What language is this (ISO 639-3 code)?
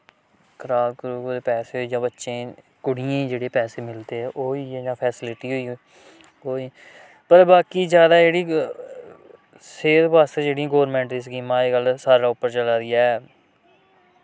doi